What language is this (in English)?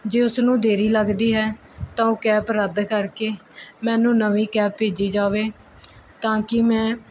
Punjabi